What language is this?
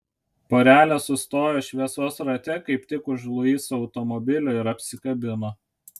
Lithuanian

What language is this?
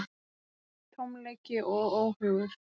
Icelandic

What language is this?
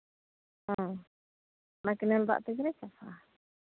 Santali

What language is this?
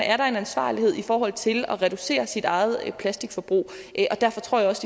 Danish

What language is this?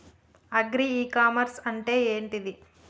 Telugu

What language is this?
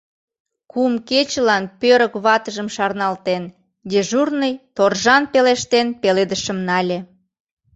Mari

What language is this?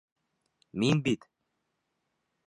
Bashkir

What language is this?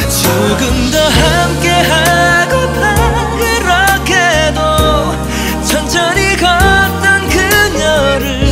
Korean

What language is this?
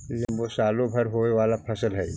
Magahi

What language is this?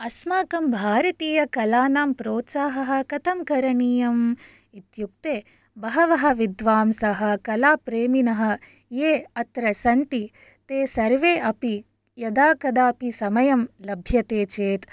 Sanskrit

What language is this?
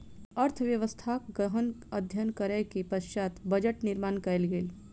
Maithili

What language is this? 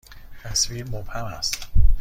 Persian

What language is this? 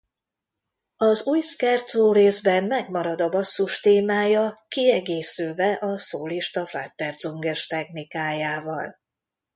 Hungarian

